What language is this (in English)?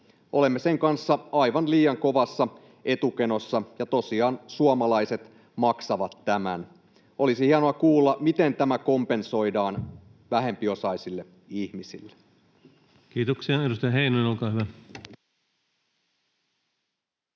Finnish